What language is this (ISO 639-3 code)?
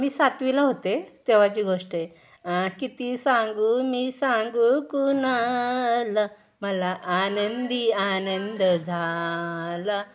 mar